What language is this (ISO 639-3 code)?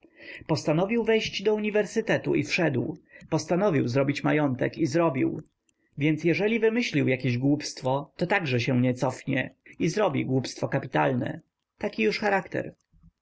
pol